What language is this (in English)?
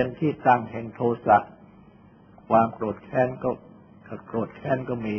Thai